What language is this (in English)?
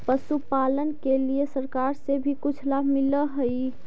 Magahi